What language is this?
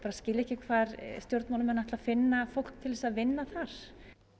Icelandic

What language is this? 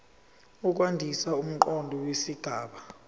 Zulu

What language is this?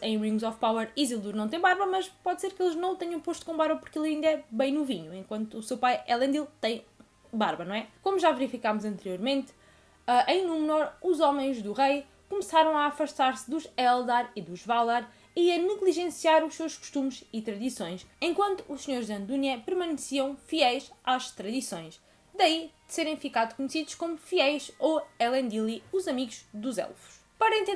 Portuguese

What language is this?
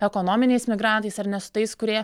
Lithuanian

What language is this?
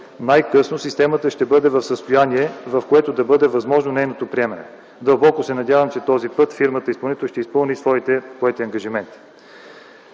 Bulgarian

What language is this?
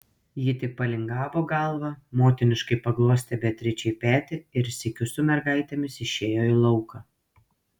Lithuanian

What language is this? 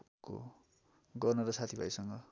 Nepali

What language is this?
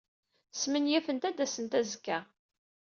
Kabyle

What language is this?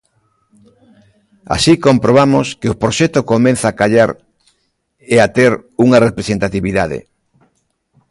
Galician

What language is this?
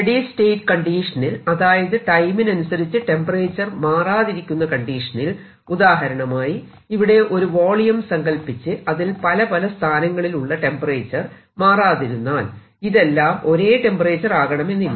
Malayalam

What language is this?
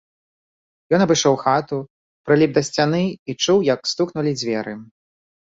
Belarusian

